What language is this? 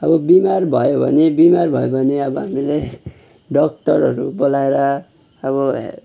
Nepali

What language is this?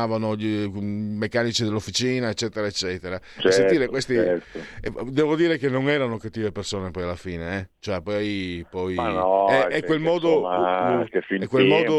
Italian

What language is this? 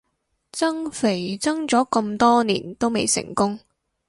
Cantonese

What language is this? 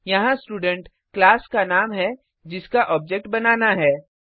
Hindi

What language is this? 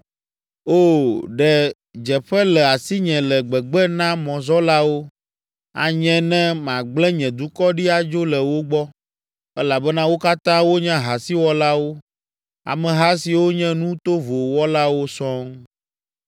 Ewe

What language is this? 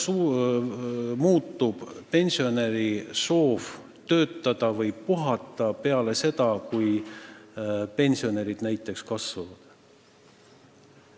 Estonian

